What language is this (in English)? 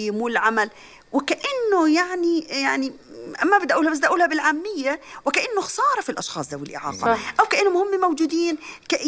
Arabic